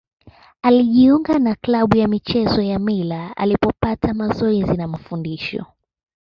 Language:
Swahili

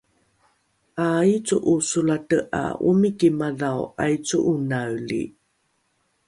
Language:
Rukai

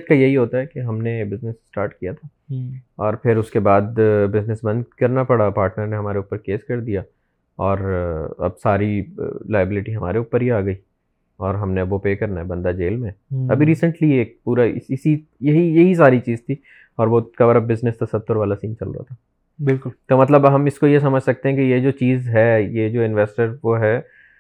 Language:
Urdu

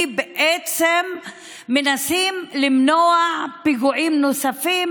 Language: Hebrew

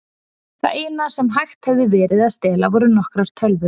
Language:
Icelandic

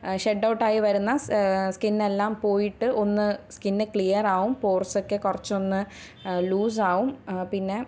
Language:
Malayalam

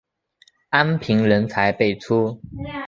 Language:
Chinese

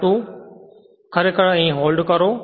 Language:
Gujarati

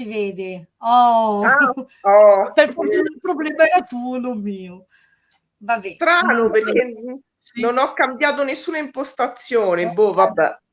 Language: Italian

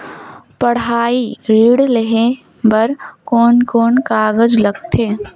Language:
Chhattisgarhi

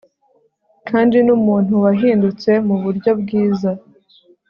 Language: Kinyarwanda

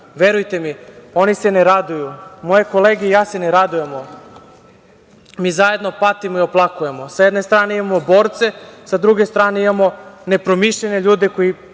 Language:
Serbian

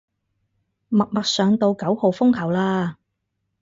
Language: Cantonese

